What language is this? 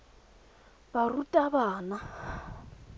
Tswana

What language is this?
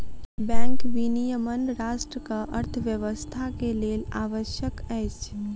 Maithili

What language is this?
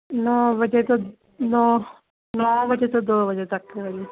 Punjabi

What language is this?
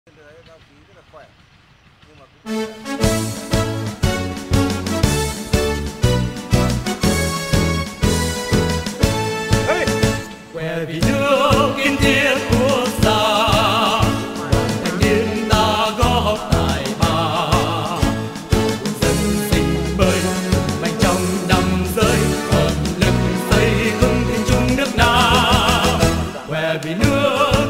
Thai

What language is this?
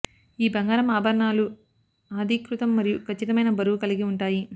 Telugu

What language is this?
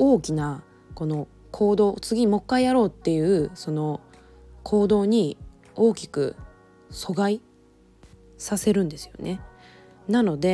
Japanese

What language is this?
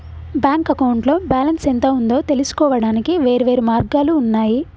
Telugu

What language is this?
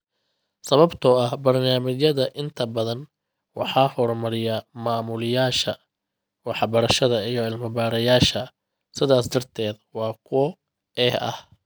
Somali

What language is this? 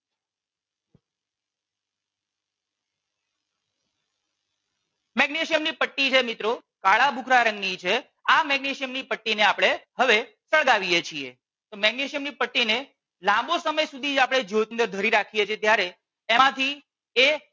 Gujarati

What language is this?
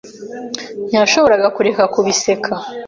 Kinyarwanda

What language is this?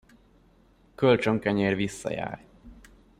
Hungarian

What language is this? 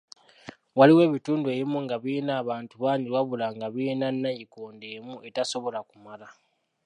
Ganda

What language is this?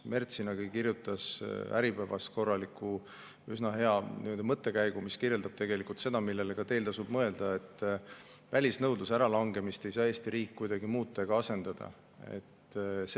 Estonian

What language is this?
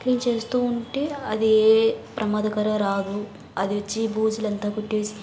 Telugu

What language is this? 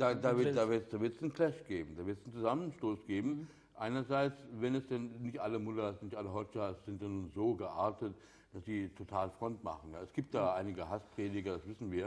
German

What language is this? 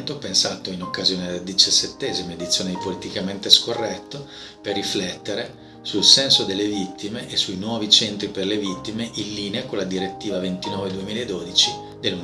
Italian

